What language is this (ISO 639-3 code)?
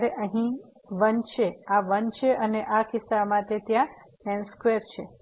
guj